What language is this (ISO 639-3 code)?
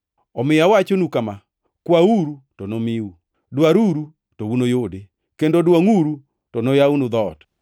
luo